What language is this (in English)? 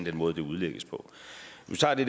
Danish